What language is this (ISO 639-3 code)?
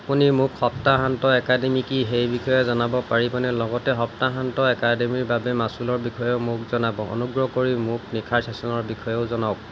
asm